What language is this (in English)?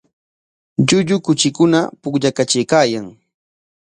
Corongo Ancash Quechua